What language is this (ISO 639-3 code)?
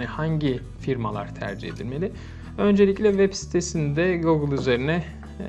tur